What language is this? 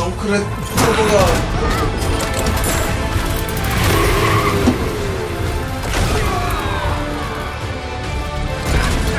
Korean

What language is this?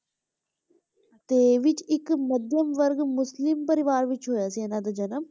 Punjabi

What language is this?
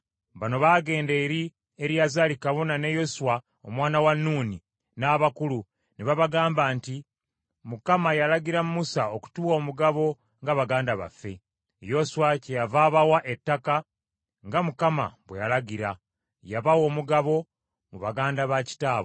Ganda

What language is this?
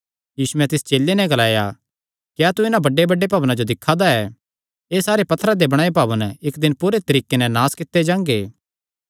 Kangri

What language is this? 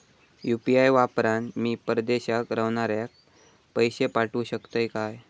Marathi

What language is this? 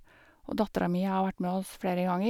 Norwegian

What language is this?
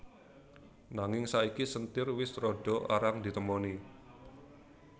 Javanese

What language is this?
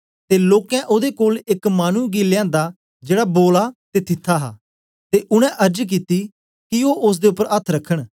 Dogri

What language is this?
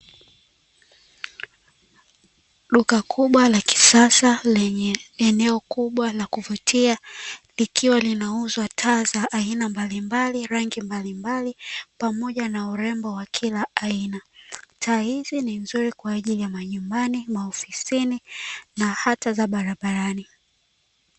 Swahili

